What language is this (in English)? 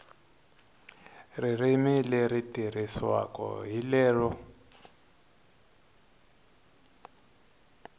Tsonga